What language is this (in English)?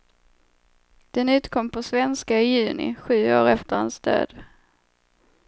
Swedish